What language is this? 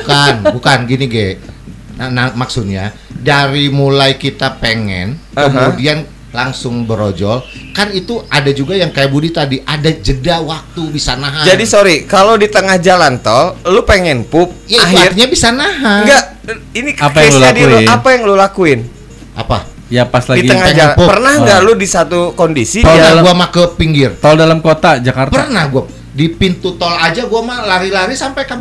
Indonesian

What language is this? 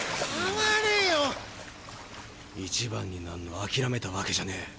Japanese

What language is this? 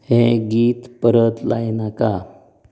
Konkani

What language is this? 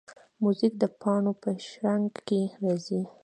Pashto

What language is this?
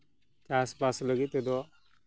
Santali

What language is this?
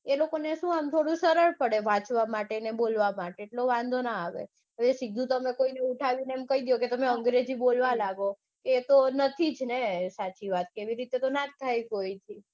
Gujarati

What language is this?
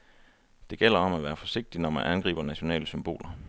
Danish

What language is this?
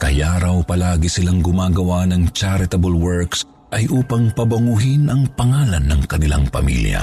Filipino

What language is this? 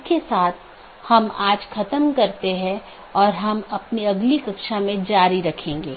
Hindi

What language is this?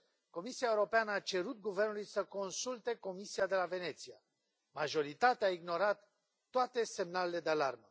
Romanian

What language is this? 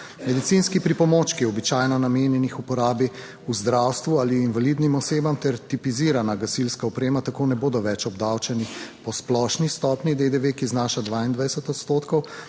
Slovenian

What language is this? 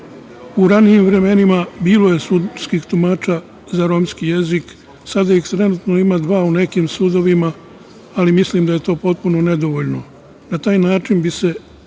Serbian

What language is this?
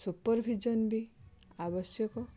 Odia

